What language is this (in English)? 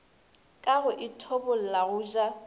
Northern Sotho